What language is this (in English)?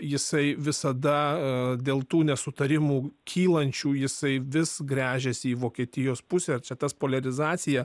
Lithuanian